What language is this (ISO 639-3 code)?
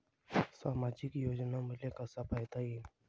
mar